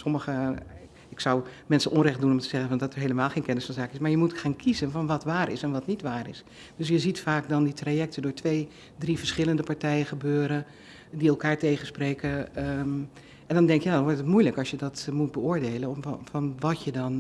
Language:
Dutch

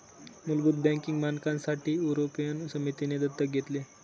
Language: Marathi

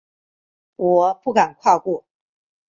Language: Chinese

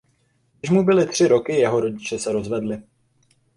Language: Czech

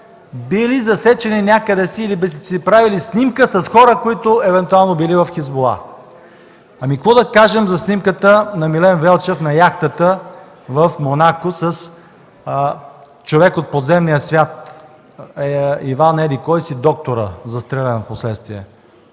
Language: Bulgarian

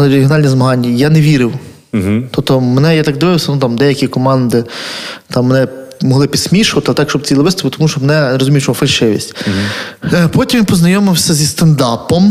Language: Ukrainian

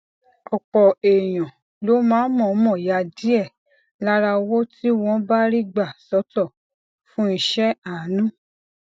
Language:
Yoruba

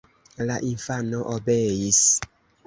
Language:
Esperanto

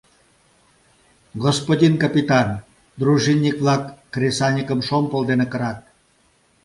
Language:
Mari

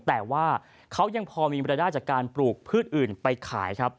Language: Thai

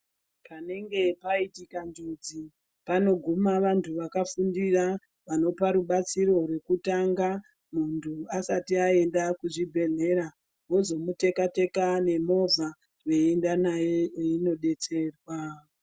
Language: Ndau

